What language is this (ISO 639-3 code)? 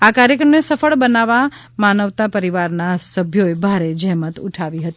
guj